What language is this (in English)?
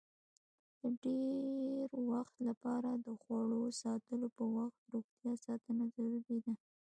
Pashto